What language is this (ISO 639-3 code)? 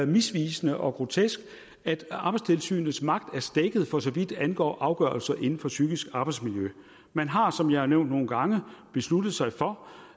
dan